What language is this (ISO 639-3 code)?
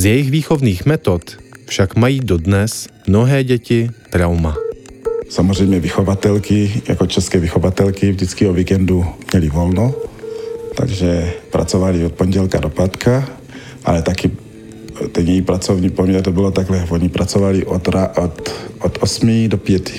ces